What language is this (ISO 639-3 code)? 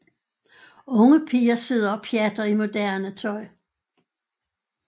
dan